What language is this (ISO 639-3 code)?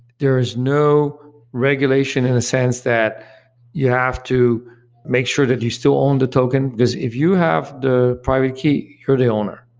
eng